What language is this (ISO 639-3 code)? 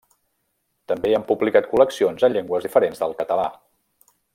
cat